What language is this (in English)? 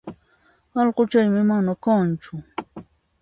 Puno Quechua